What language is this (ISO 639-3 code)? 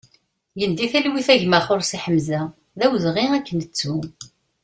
kab